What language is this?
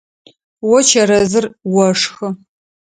Adyghe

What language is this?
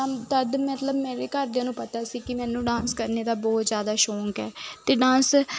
Punjabi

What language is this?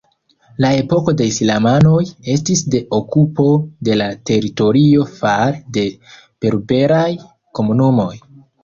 Esperanto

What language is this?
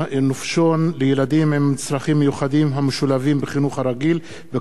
Hebrew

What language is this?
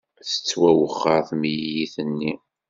Kabyle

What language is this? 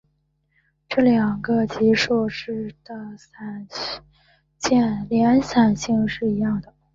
Chinese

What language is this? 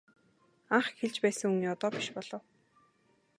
Mongolian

